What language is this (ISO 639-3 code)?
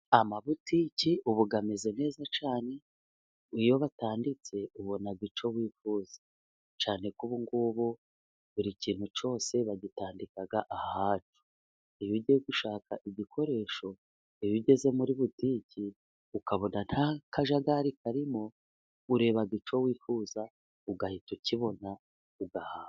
kin